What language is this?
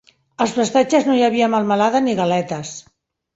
Catalan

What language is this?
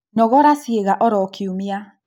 Kikuyu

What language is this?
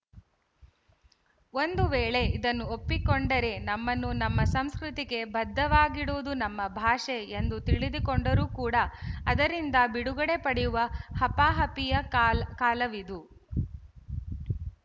Kannada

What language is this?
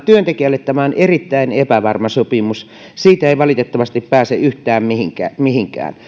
Finnish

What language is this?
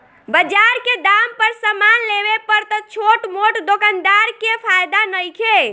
Bhojpuri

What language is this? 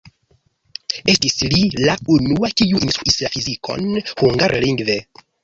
Esperanto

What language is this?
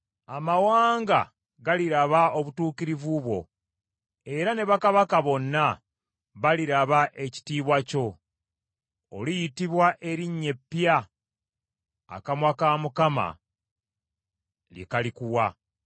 Ganda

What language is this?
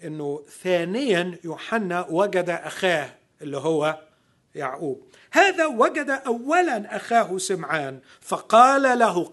Arabic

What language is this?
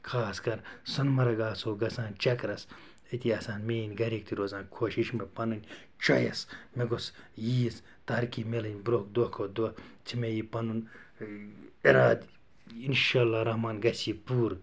Kashmiri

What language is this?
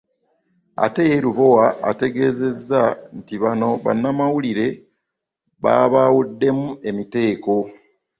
Ganda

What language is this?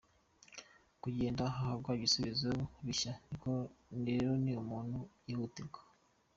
Kinyarwanda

